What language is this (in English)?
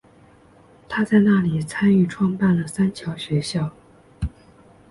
Chinese